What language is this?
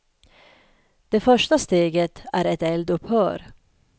Swedish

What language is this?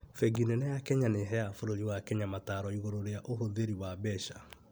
Kikuyu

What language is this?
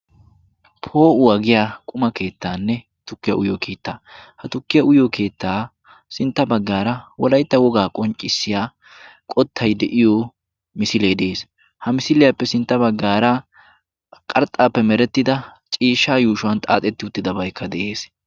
Wolaytta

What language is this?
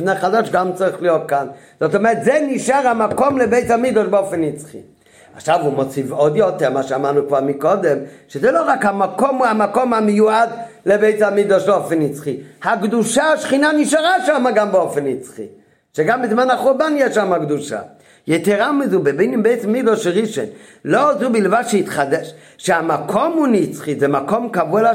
Hebrew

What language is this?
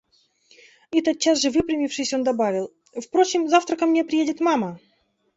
Russian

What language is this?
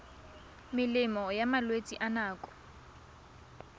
Tswana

